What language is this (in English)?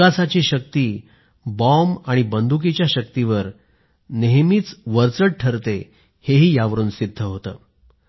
Marathi